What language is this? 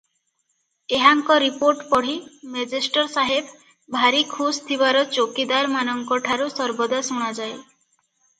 Odia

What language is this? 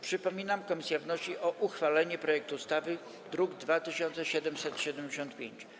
Polish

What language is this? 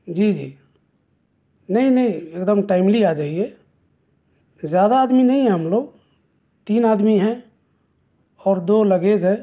Urdu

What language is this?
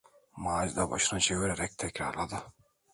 Turkish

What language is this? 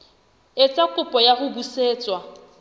Southern Sotho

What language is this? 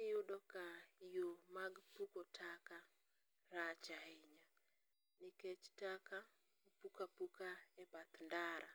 Luo (Kenya and Tanzania)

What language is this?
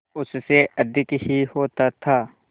Hindi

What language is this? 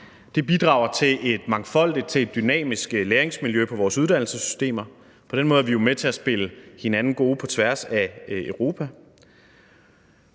Danish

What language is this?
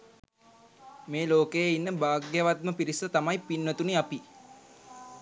Sinhala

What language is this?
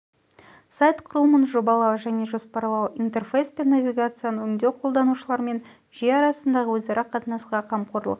Kazakh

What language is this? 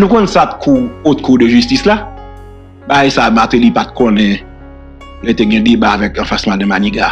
French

